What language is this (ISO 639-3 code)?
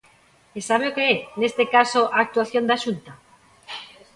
glg